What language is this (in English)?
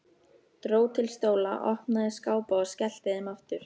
Icelandic